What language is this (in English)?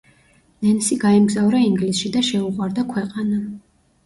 Georgian